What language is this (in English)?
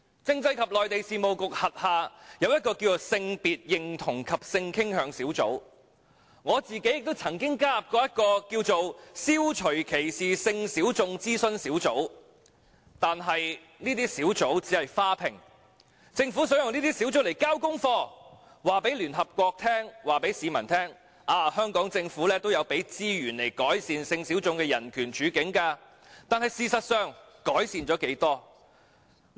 Cantonese